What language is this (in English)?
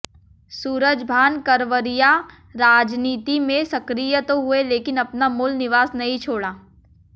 Hindi